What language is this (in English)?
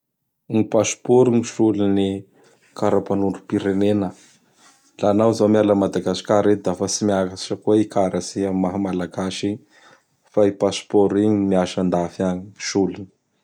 Bara Malagasy